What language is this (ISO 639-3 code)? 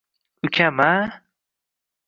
uzb